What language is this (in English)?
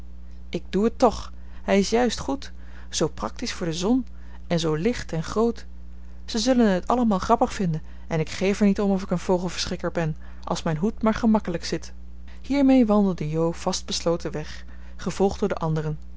Dutch